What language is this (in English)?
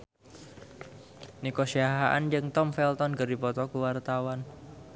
Sundanese